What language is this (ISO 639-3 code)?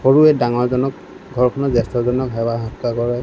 asm